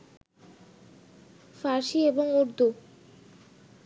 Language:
Bangla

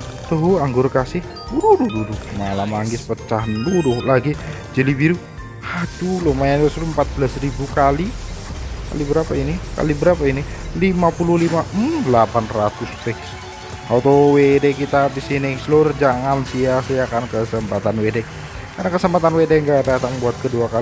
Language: Indonesian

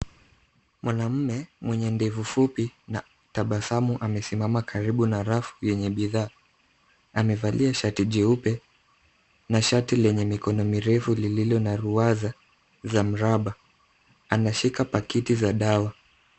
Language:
Swahili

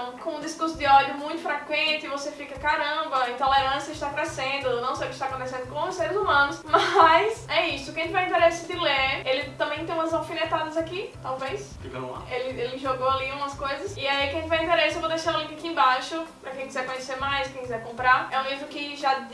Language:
Portuguese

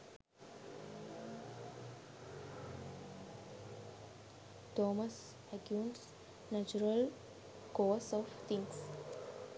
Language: Sinhala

